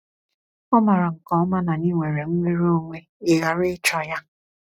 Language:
Igbo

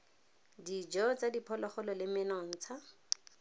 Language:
Tswana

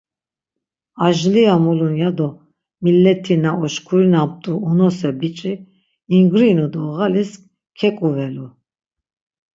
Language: Laz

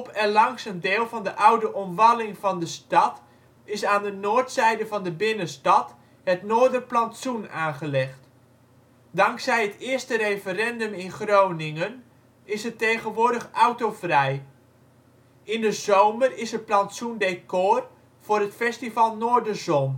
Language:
Dutch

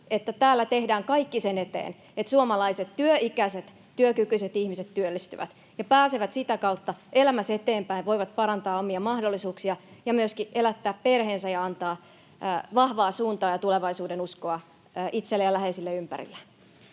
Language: Finnish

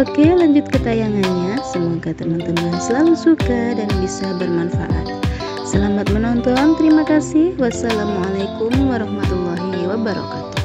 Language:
Indonesian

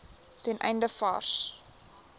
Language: Afrikaans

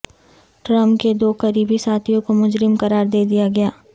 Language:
Urdu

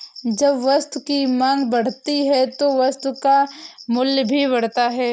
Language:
Hindi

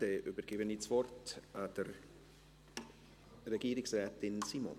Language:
Swiss German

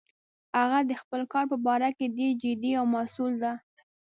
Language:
Pashto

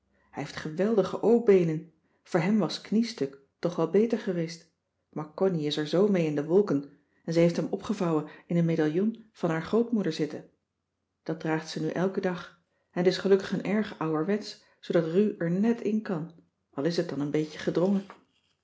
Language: Dutch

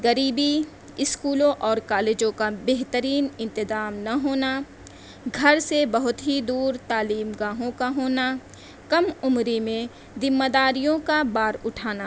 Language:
Urdu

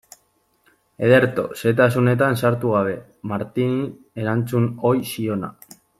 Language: Basque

